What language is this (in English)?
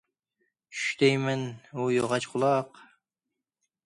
Uyghur